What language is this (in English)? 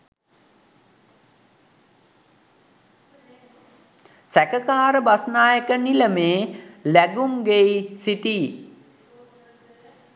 Sinhala